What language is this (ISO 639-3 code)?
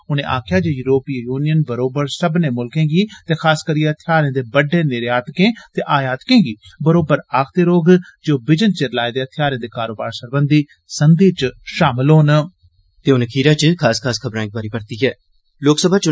doi